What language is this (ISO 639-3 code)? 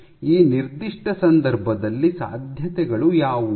kan